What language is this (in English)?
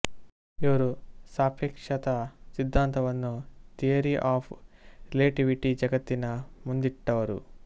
Kannada